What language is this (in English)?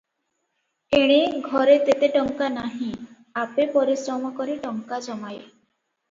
Odia